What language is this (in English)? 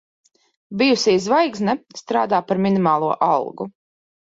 Latvian